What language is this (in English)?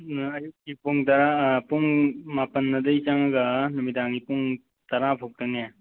Manipuri